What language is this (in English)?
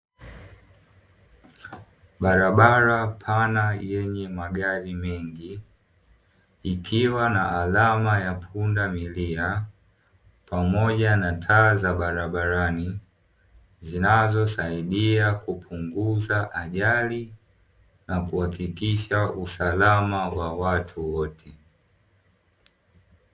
Swahili